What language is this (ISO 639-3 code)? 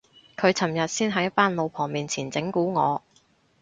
yue